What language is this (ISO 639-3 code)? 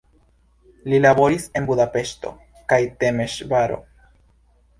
epo